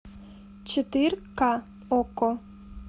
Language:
Russian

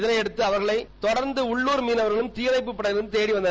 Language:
Tamil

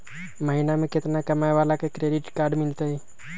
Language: Magahi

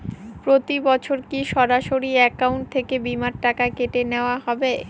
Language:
Bangla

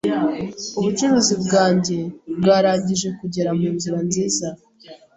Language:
Kinyarwanda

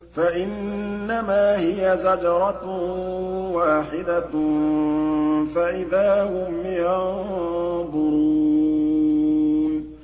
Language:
Arabic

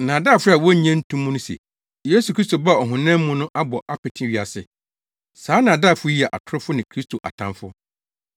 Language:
Akan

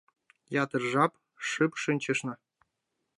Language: Mari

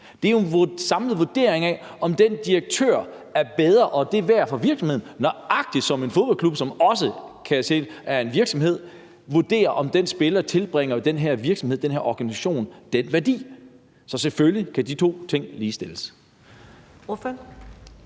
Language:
Danish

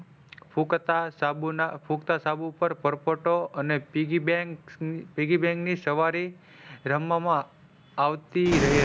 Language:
Gujarati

